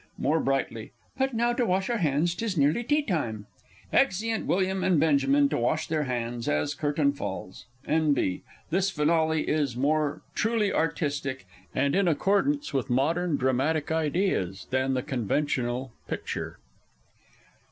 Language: English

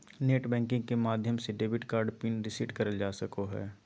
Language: Magahi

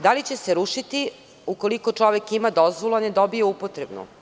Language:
Serbian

